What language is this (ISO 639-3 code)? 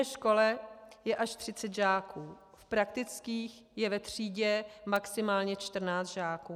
ces